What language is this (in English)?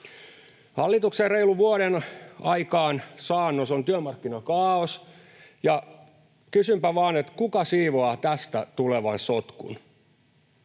Finnish